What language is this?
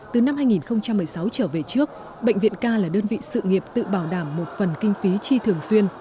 Vietnamese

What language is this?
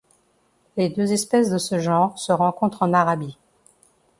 French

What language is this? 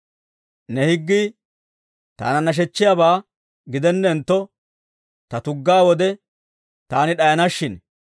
Dawro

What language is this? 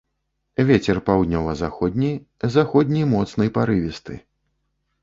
Belarusian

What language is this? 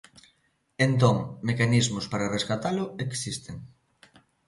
Galician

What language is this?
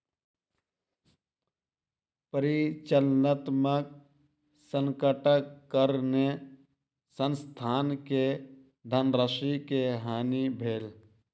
Maithili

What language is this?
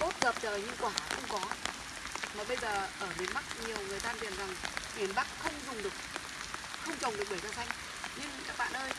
Vietnamese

